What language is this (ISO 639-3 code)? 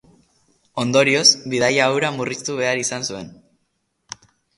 eus